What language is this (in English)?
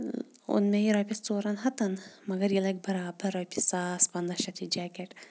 Kashmiri